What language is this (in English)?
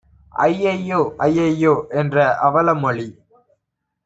Tamil